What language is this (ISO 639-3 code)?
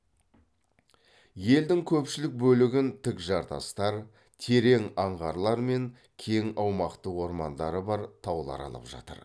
kaz